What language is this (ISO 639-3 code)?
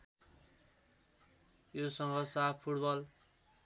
nep